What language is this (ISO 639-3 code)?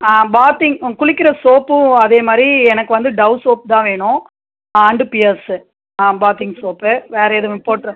tam